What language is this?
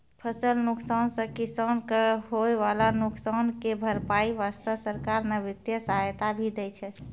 Maithili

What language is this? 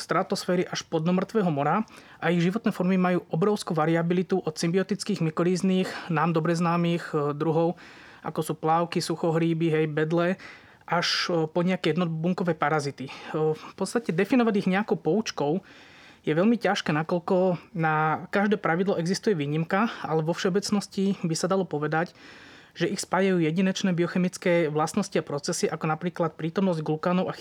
Slovak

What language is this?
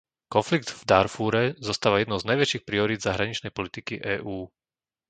Slovak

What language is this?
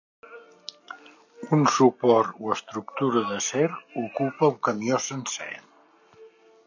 Catalan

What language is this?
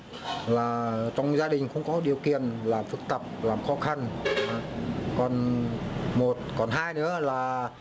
Vietnamese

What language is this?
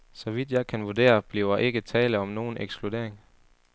Danish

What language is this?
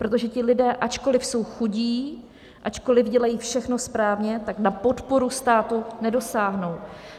Czech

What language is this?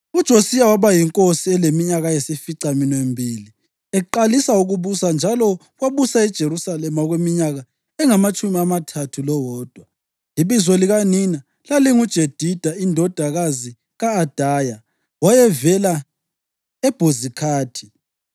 North Ndebele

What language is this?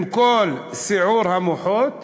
Hebrew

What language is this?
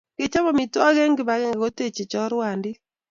Kalenjin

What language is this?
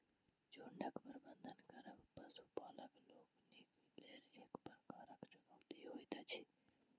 Maithili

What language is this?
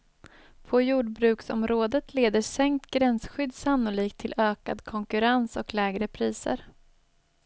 Swedish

